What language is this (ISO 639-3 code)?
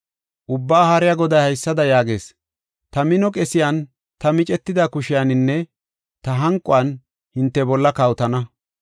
gof